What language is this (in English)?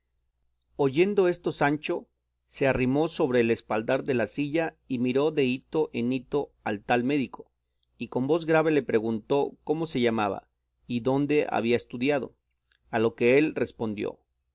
Spanish